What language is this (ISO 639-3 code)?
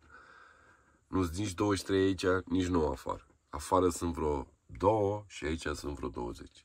ron